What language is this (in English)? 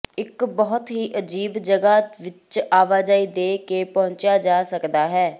Punjabi